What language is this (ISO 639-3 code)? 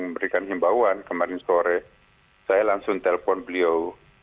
ind